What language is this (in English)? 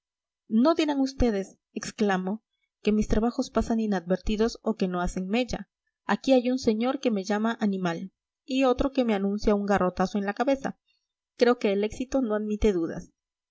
Spanish